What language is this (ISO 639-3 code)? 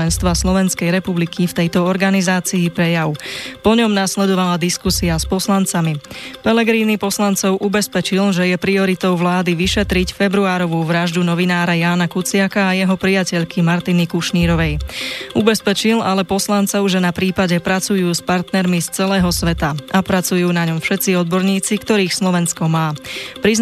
slk